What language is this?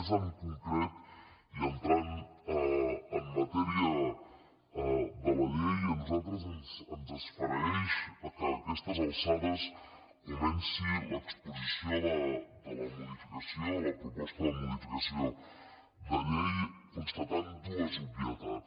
Catalan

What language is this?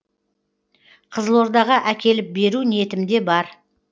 Kazakh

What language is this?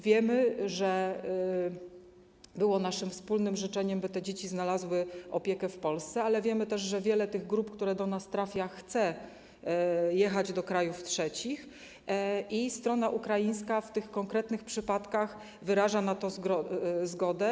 Polish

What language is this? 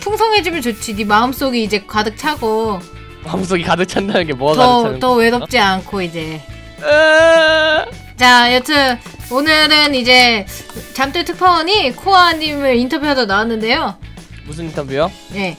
Korean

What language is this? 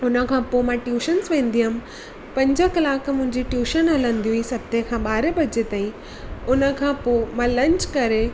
Sindhi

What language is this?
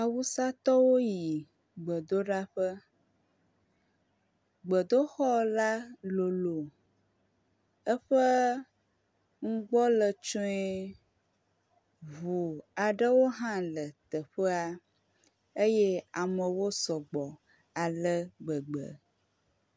Ewe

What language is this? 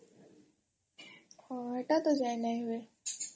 Odia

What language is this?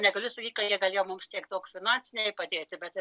Lithuanian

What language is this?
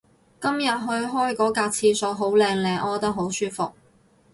Cantonese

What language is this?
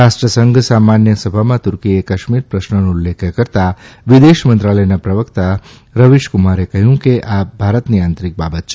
Gujarati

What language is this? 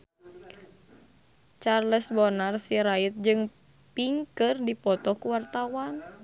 Sundanese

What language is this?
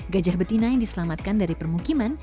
Indonesian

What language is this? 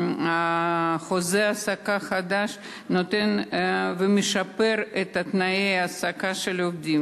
Hebrew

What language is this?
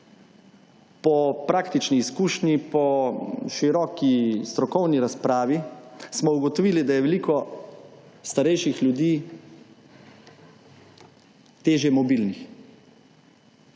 Slovenian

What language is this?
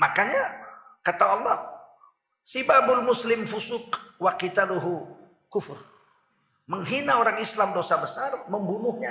Indonesian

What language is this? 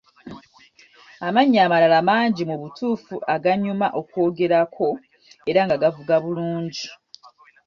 Ganda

